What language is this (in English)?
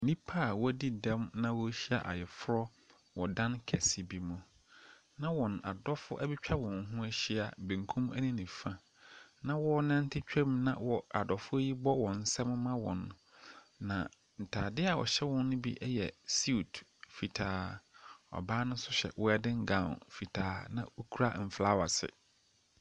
Akan